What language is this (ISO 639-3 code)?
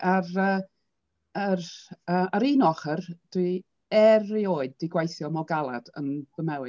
cym